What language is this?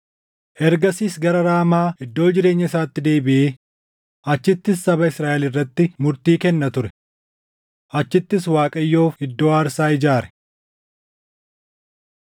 Oromo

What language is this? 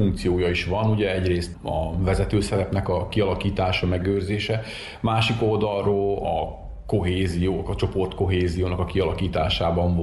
Hungarian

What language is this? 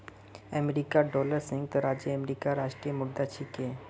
Magahi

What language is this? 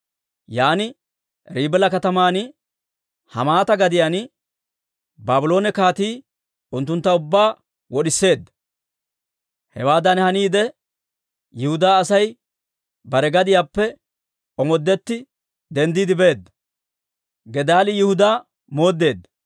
Dawro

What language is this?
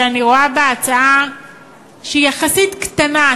Hebrew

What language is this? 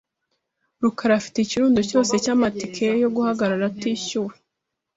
Kinyarwanda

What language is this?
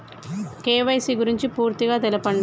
Telugu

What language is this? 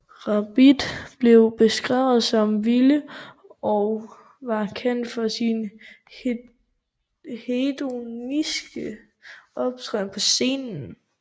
Danish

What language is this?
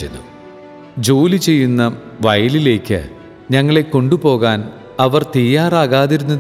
Malayalam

